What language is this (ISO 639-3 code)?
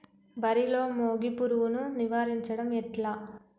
tel